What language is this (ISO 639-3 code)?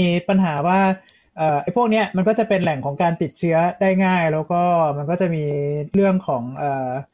tha